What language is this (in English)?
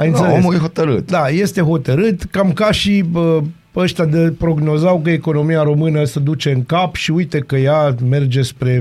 Romanian